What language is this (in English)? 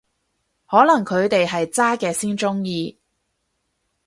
Cantonese